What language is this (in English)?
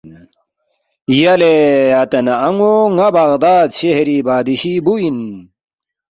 Balti